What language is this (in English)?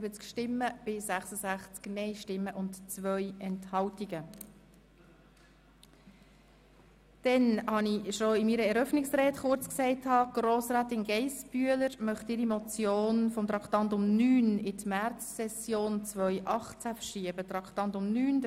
Swiss German